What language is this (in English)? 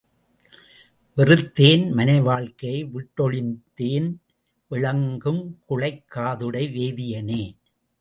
Tamil